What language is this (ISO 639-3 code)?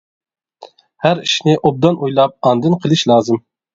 uig